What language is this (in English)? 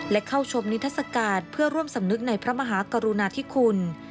Thai